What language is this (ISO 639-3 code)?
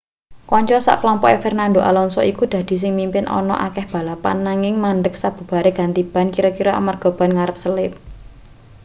jav